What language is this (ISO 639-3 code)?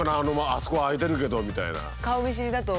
jpn